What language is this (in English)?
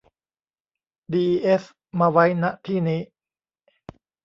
Thai